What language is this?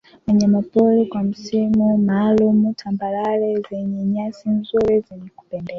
Swahili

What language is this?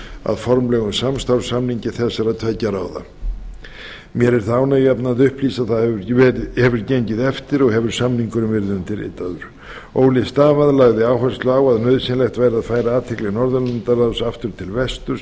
Icelandic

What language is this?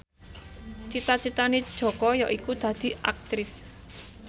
Javanese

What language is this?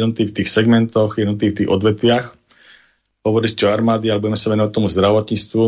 Slovak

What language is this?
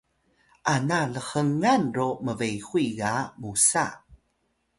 Atayal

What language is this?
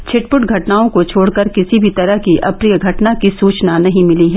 Hindi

